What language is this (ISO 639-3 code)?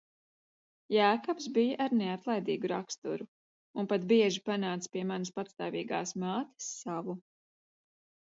lav